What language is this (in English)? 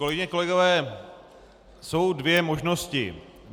Czech